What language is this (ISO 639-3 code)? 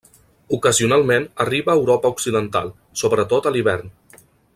cat